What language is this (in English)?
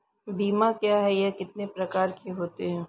Hindi